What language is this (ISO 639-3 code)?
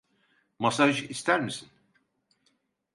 tur